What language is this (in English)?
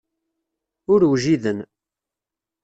Kabyle